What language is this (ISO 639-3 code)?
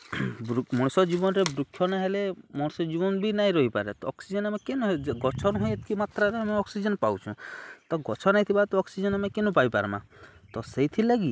ori